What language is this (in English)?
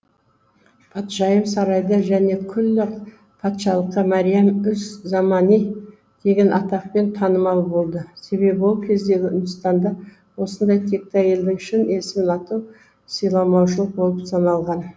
Kazakh